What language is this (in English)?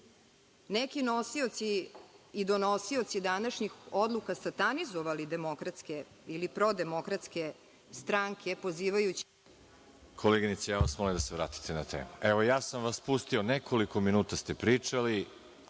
Serbian